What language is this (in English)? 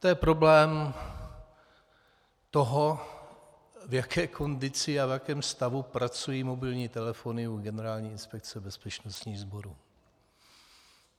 Czech